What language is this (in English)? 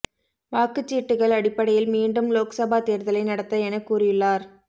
Tamil